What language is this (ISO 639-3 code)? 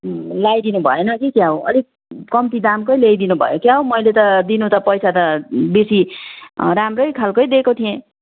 nep